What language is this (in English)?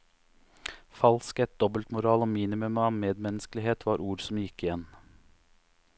Norwegian